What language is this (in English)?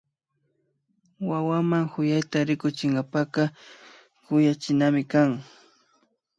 Imbabura Highland Quichua